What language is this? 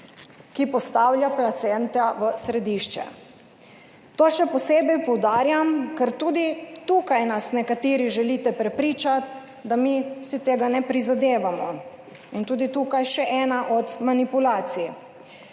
Slovenian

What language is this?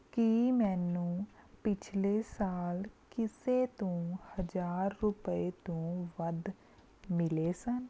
Punjabi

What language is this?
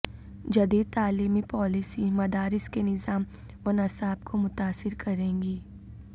Urdu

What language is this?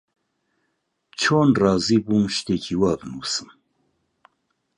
Central Kurdish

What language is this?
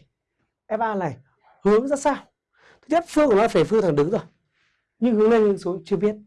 Vietnamese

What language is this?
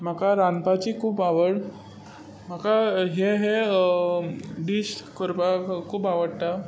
Konkani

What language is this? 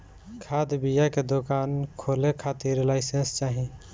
Bhojpuri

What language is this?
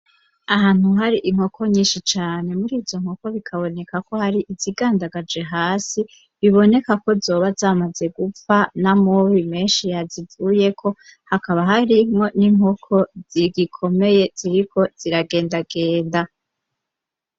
Rundi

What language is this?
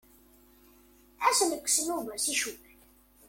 Kabyle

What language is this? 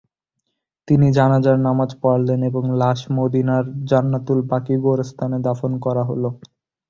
Bangla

